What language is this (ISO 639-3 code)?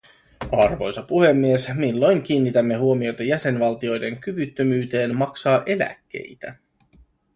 fin